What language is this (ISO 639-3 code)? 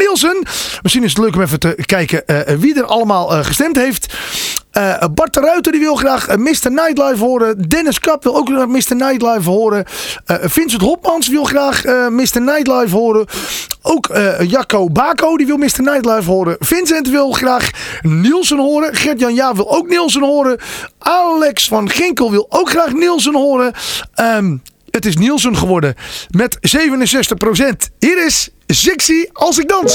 nld